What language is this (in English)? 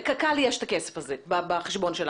Hebrew